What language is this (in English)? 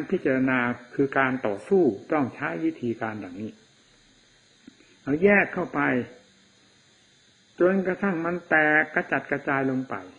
Thai